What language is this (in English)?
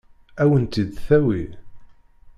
Kabyle